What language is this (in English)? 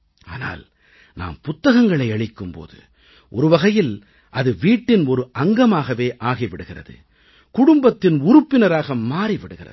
Tamil